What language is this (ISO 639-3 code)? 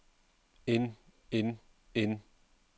dan